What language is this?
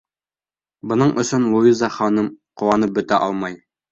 Bashkir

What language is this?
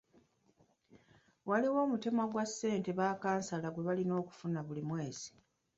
Ganda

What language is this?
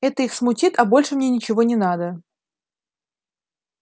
Russian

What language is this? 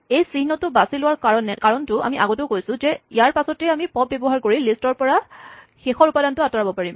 Assamese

